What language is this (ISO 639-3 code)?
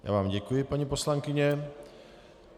ces